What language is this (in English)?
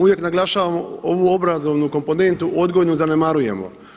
Croatian